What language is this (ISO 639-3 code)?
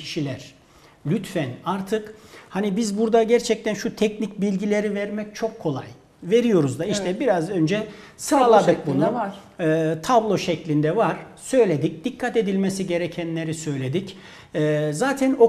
tur